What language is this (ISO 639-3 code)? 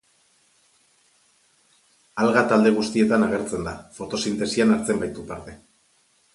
eus